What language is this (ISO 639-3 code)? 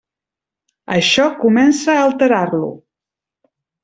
cat